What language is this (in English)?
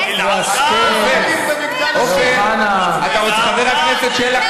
Hebrew